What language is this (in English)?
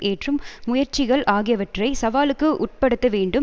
Tamil